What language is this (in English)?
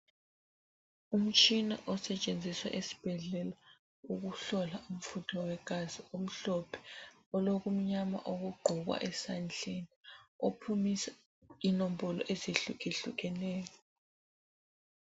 North Ndebele